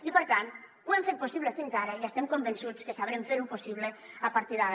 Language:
Catalan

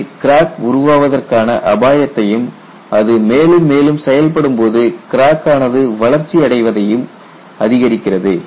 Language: Tamil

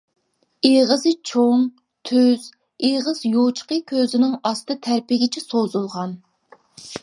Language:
Uyghur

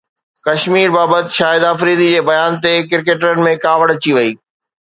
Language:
Sindhi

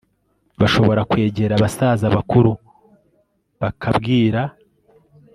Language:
Kinyarwanda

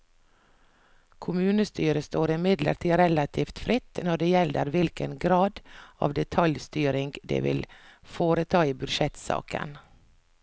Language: Norwegian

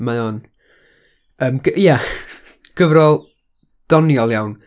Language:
Welsh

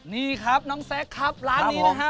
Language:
Thai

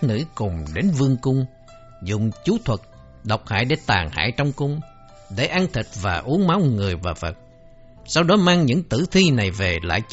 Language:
Vietnamese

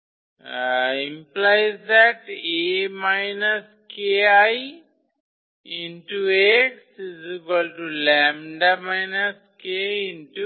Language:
Bangla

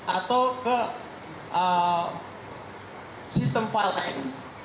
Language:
Indonesian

